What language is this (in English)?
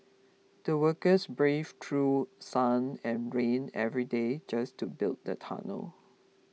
English